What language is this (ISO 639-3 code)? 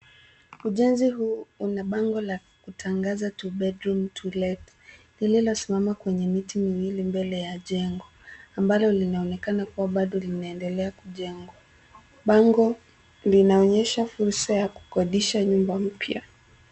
swa